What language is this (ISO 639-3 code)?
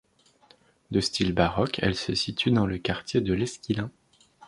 fra